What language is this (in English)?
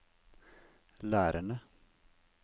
Norwegian